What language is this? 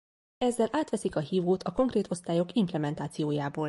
Hungarian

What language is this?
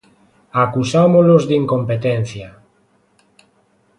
Galician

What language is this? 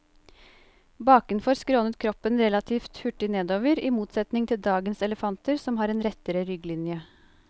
Norwegian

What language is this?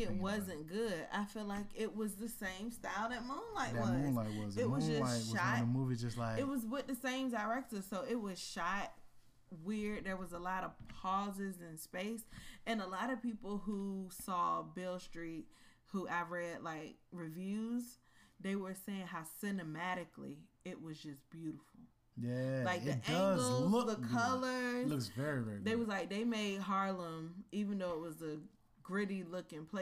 English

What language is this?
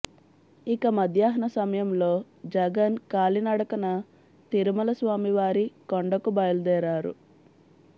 Telugu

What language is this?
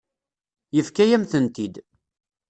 Kabyle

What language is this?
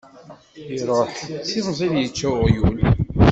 Kabyle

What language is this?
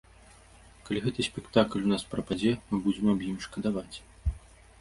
Belarusian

